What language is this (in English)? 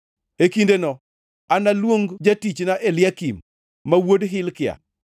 Luo (Kenya and Tanzania)